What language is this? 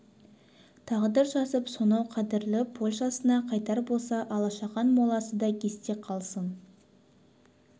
Kazakh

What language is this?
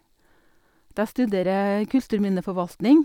Norwegian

